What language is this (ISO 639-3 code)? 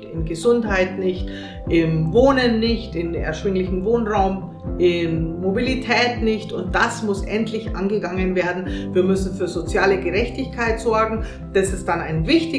deu